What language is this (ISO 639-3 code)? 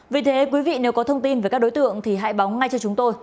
vie